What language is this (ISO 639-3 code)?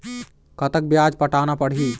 hne